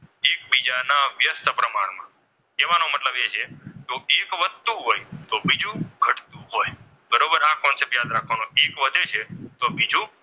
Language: Gujarati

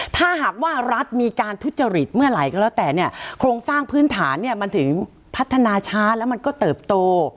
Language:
Thai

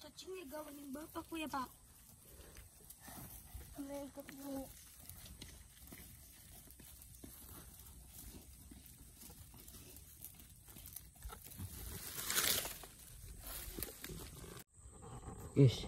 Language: Indonesian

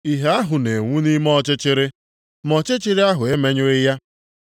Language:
Igbo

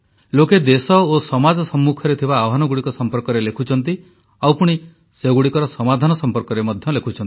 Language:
Odia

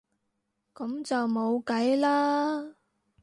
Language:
Cantonese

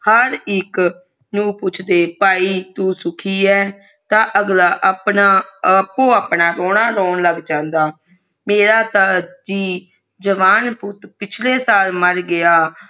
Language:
Punjabi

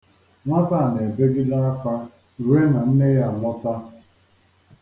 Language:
Igbo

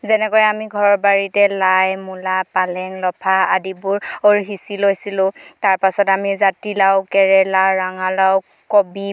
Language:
Assamese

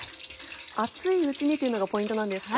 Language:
Japanese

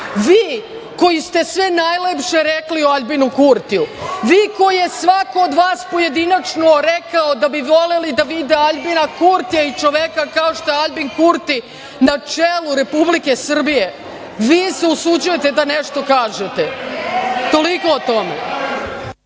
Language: Serbian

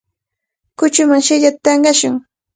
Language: Cajatambo North Lima Quechua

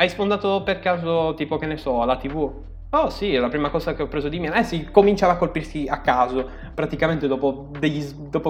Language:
Italian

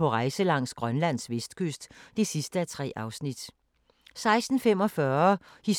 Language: Danish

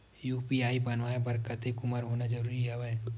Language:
Chhattisgarhi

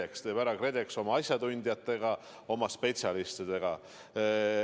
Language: Estonian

